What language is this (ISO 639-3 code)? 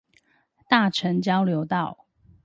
zho